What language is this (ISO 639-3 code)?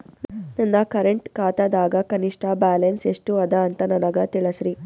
kan